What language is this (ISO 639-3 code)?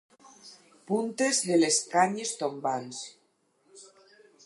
cat